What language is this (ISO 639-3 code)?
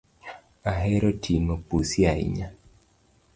luo